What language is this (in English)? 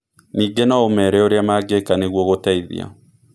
Kikuyu